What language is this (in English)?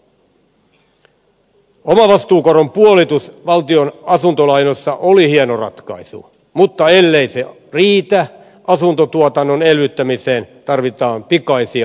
Finnish